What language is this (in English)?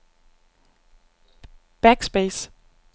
Danish